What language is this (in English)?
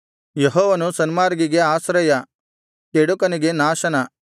Kannada